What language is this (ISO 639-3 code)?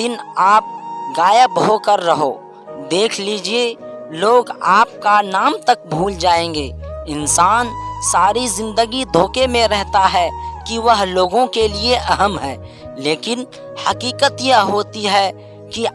hin